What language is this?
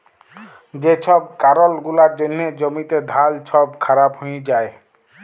Bangla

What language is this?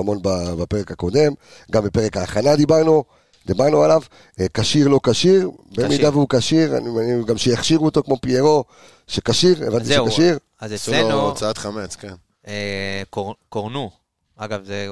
Hebrew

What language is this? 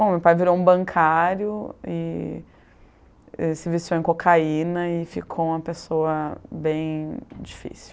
Portuguese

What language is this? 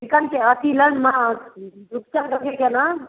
Maithili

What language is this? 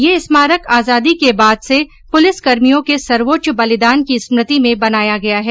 Hindi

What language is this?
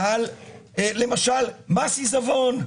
Hebrew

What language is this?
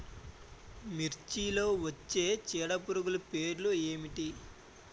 Telugu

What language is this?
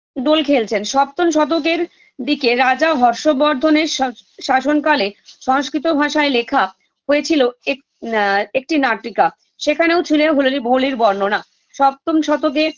Bangla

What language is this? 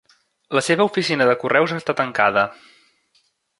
Catalan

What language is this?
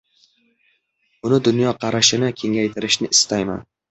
Uzbek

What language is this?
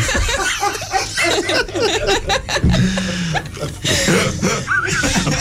Romanian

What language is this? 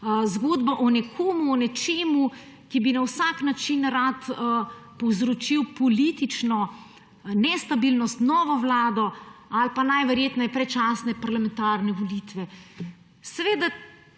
Slovenian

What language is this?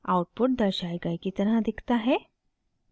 Hindi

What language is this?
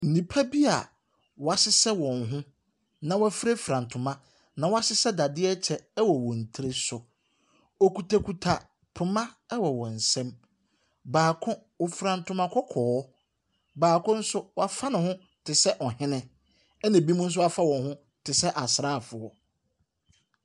Akan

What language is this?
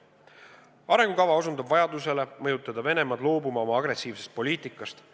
Estonian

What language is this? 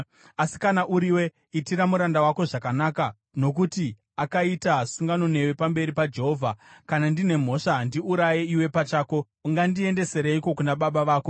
Shona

